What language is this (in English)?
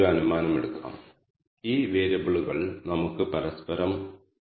Malayalam